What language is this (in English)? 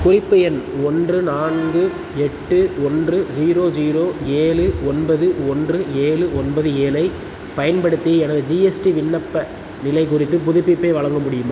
Tamil